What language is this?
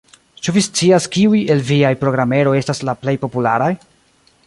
Esperanto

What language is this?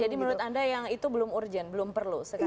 Indonesian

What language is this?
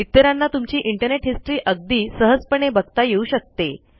Marathi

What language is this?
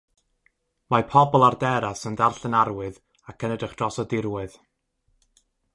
Welsh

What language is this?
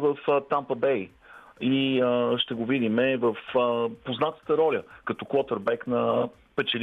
Bulgarian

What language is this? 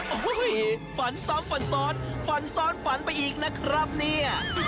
Thai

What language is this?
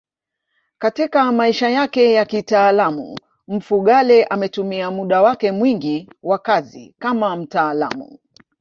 Swahili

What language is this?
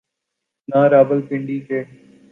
Urdu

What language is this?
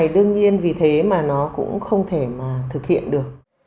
Vietnamese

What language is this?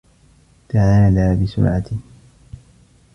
Arabic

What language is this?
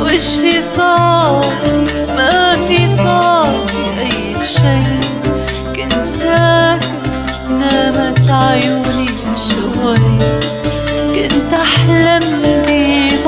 Vietnamese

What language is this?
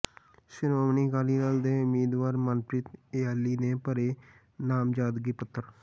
Punjabi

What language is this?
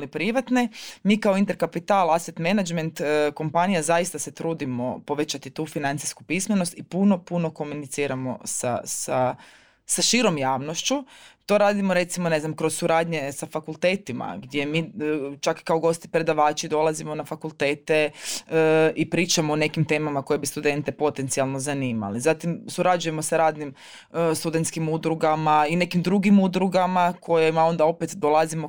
Croatian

